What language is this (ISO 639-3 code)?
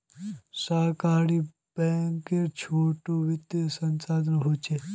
mag